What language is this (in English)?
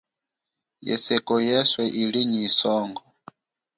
Chokwe